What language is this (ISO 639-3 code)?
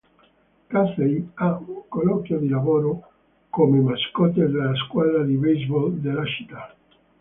ita